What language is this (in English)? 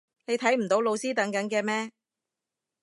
Cantonese